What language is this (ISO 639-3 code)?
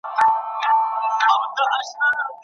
pus